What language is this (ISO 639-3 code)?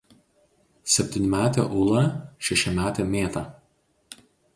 lit